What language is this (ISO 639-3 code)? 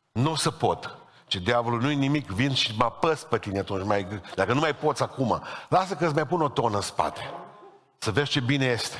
ron